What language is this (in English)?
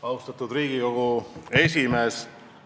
Estonian